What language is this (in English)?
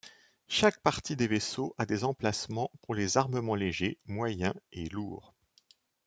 French